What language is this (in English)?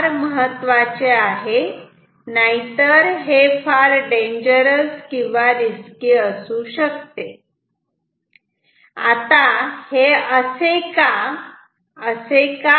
Marathi